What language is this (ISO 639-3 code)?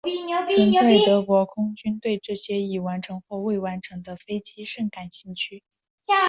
zho